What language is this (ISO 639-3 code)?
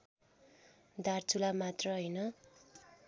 nep